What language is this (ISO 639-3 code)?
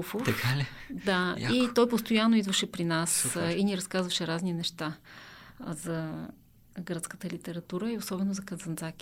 bul